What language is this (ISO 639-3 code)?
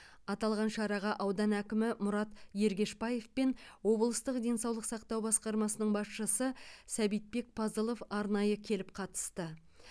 kaz